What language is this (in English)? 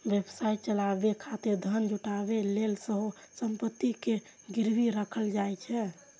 Maithili